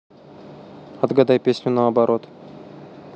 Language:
Russian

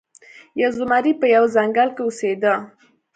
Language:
Pashto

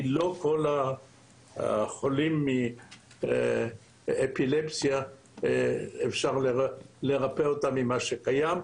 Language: Hebrew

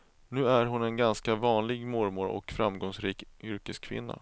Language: Swedish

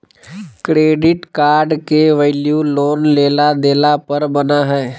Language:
Magahi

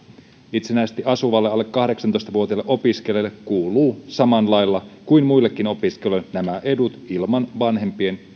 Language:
Finnish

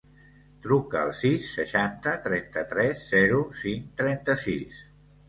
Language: Catalan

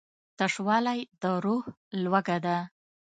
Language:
Pashto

